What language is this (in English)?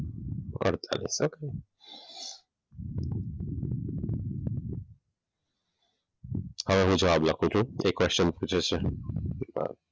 Gujarati